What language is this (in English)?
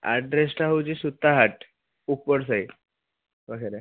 Odia